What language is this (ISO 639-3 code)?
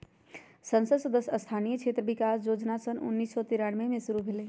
mag